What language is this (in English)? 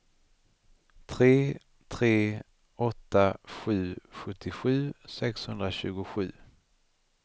Swedish